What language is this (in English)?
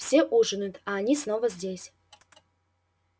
Russian